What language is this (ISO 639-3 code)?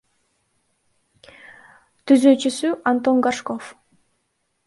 kir